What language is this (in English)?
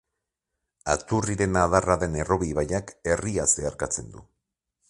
Basque